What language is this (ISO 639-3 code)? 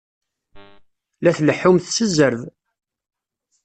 kab